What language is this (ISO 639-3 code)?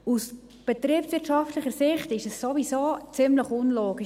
gsw